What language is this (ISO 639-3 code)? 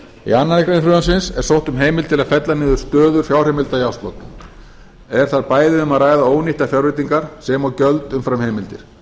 isl